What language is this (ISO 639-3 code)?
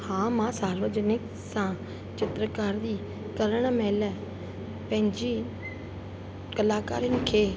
snd